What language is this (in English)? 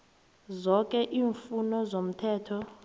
South Ndebele